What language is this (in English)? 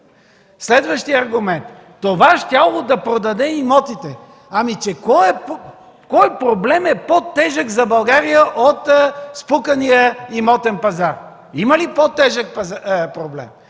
Bulgarian